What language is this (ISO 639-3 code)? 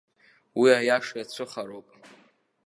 abk